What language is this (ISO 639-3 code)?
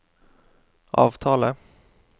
nor